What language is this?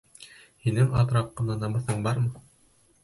Bashkir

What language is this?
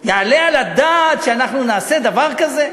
Hebrew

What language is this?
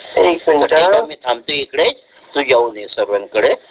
Marathi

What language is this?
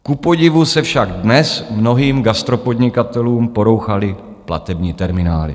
Czech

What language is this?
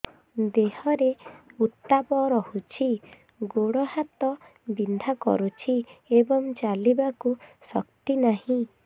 Odia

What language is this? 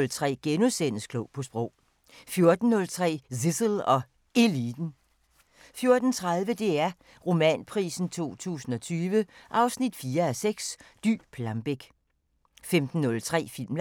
Danish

